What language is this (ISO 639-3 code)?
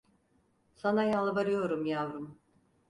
tur